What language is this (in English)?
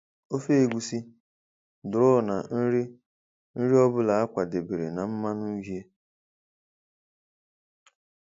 Igbo